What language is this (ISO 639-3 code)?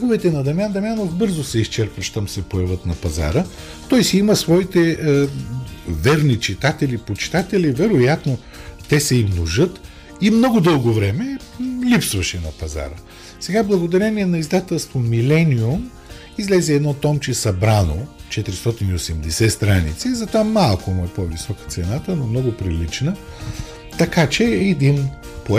bul